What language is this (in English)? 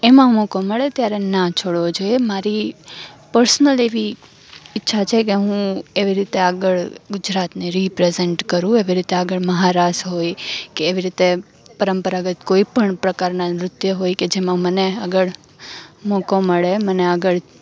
Gujarati